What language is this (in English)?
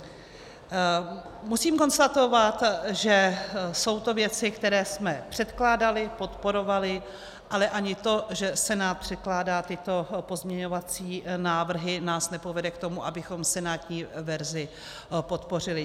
Czech